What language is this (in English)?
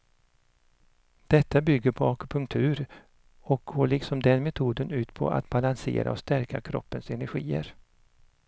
Swedish